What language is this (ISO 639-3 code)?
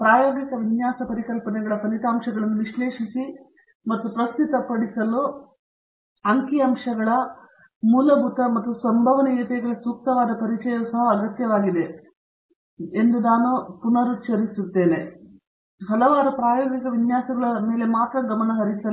kan